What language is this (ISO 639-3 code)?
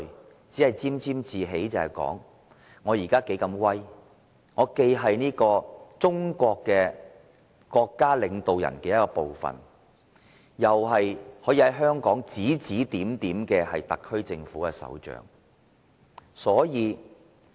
yue